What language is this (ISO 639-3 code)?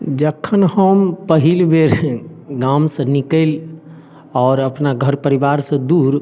mai